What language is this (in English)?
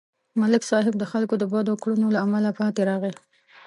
Pashto